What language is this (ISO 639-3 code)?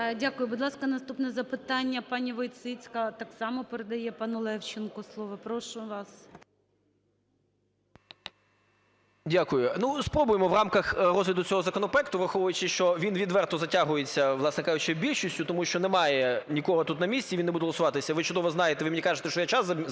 ukr